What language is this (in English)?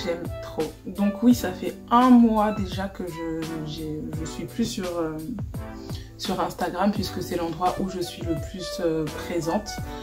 French